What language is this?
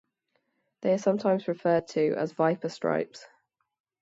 English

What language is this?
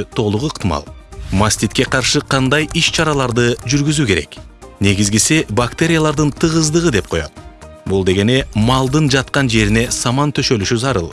Turkish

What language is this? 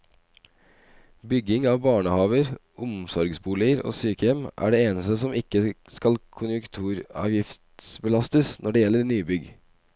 Norwegian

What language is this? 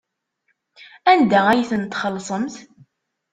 Kabyle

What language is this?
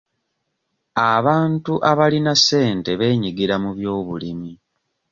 Ganda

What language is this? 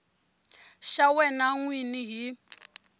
Tsonga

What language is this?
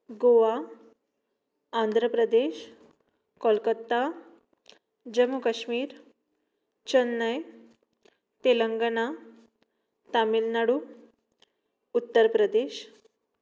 Konkani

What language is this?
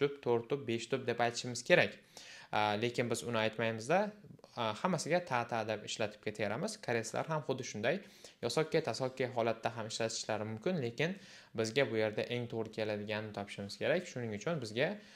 Korean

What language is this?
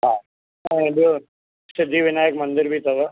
Sindhi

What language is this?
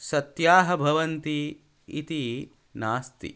Sanskrit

